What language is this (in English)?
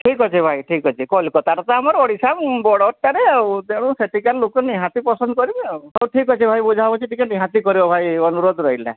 Odia